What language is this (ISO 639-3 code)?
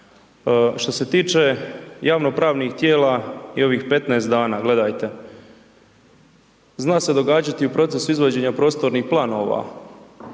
hrv